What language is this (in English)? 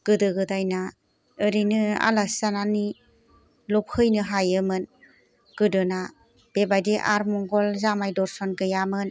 Bodo